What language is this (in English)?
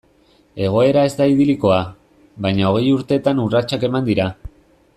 Basque